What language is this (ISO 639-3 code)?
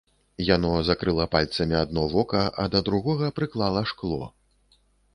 bel